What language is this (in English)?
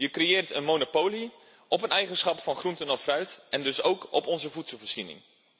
Dutch